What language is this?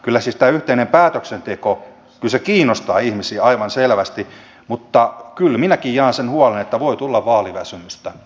Finnish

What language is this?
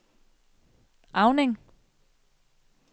Danish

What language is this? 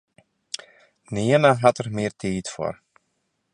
Western Frisian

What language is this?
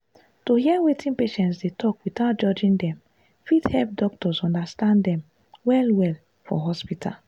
Nigerian Pidgin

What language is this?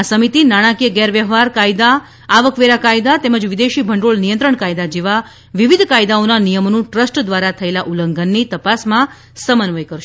Gujarati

